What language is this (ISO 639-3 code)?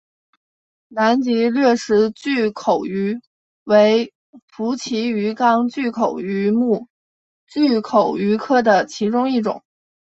zho